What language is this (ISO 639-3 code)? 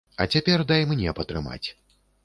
bel